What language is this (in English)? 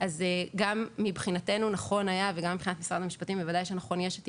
Hebrew